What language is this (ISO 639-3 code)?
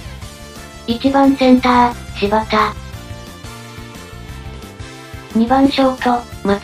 jpn